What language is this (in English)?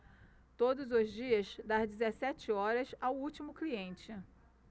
Portuguese